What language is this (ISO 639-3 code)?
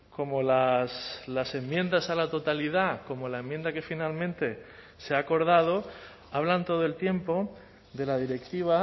spa